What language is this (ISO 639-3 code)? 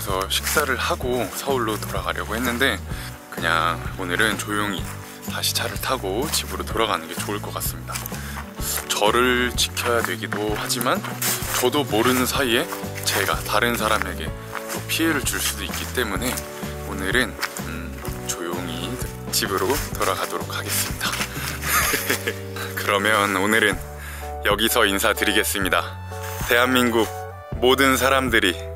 kor